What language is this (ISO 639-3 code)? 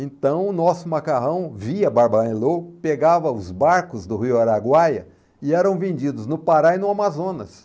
por